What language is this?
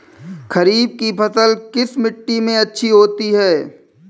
Hindi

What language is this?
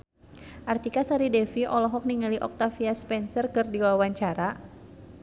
Sundanese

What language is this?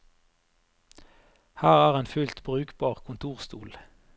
Norwegian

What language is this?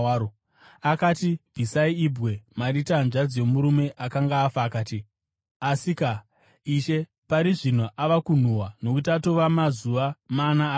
Shona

